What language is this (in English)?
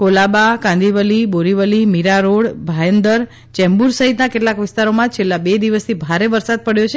Gujarati